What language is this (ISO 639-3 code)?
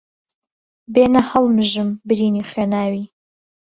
ckb